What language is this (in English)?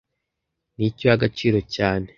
Kinyarwanda